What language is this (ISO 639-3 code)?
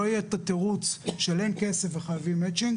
heb